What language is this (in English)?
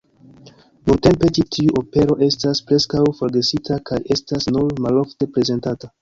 Esperanto